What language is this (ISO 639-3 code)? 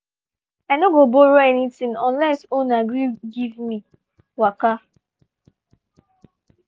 pcm